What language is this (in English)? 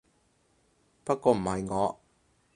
Cantonese